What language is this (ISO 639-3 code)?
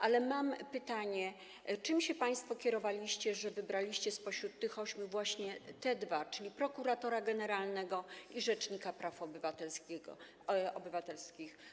pol